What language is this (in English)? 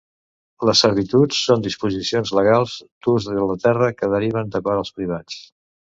Catalan